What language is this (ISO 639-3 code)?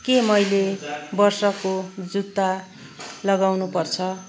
nep